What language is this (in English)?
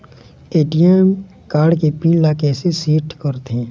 Chhattisgarhi